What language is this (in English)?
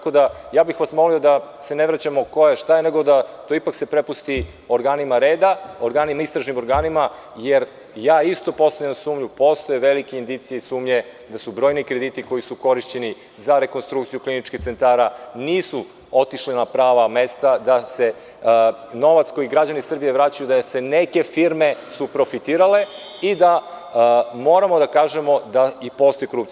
Serbian